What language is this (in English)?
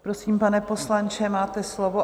Czech